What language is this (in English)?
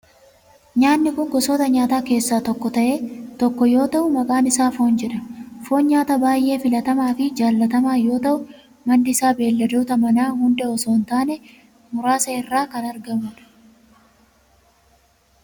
Oromo